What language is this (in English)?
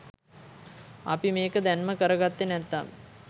Sinhala